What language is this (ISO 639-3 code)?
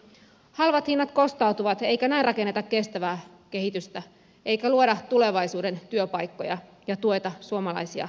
fin